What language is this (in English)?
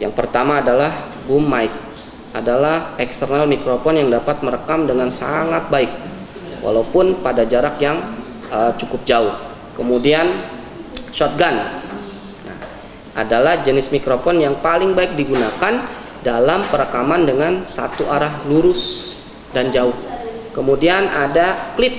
Indonesian